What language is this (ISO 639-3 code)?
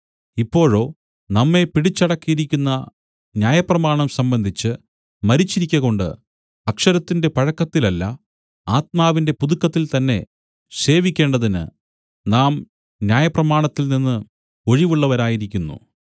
mal